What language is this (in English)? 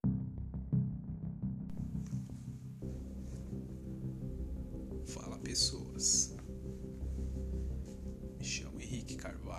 Portuguese